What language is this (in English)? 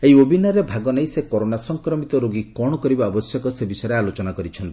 Odia